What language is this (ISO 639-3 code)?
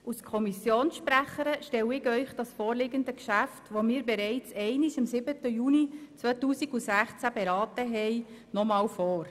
gsw